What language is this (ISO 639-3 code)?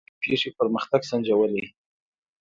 pus